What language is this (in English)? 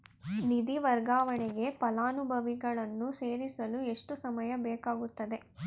Kannada